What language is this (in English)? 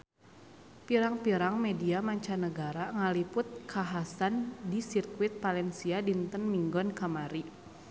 Sundanese